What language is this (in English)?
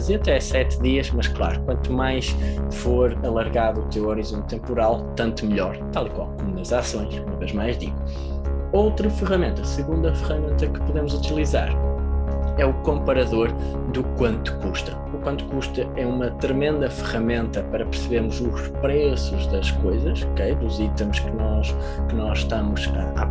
Portuguese